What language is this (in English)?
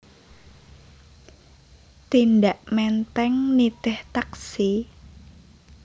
Javanese